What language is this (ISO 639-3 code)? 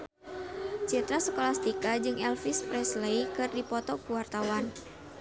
sun